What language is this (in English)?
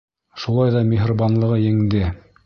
Bashkir